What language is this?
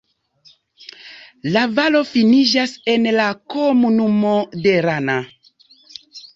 Esperanto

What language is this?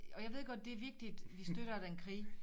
Danish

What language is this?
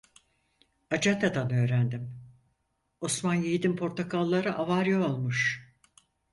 Turkish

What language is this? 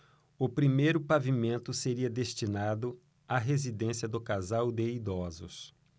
Portuguese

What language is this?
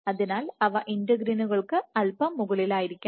Malayalam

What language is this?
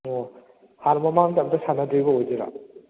Manipuri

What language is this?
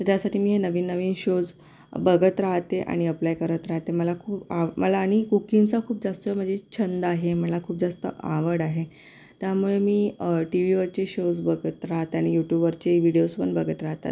Marathi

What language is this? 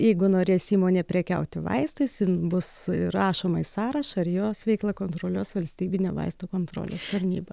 Lithuanian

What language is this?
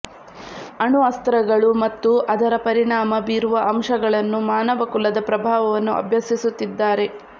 Kannada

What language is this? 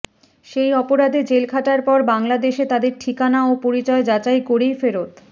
Bangla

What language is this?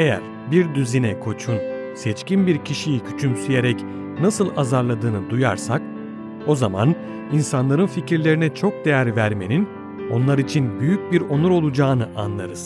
Turkish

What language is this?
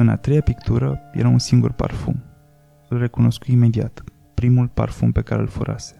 Romanian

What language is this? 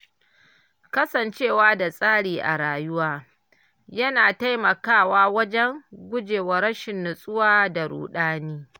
Hausa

